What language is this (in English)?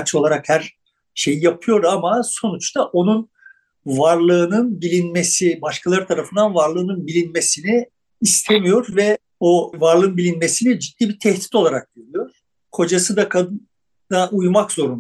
Turkish